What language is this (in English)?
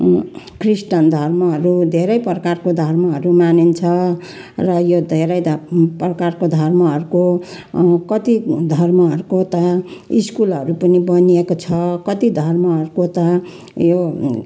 Nepali